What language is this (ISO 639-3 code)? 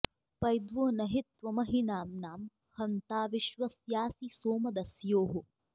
san